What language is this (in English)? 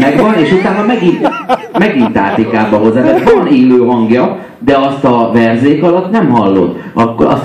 Hungarian